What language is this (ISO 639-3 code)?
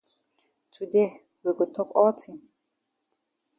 wes